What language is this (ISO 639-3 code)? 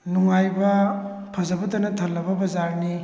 mni